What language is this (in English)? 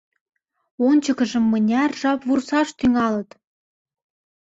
Mari